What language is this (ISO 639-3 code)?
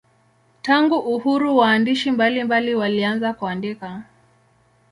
swa